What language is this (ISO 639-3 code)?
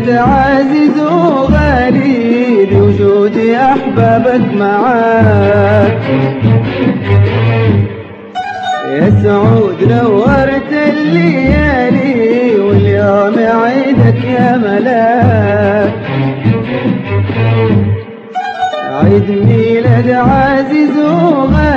ara